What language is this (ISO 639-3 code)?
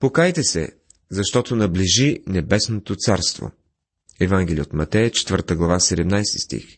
bul